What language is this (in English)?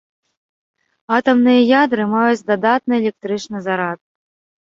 Belarusian